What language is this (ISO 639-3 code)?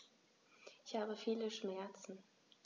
deu